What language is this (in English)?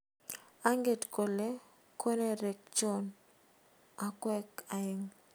Kalenjin